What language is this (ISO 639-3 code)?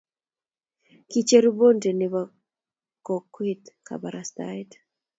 kln